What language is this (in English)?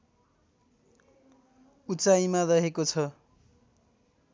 Nepali